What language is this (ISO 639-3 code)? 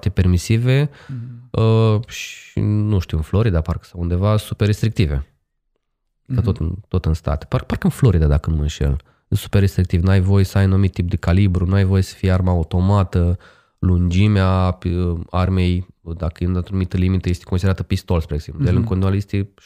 ron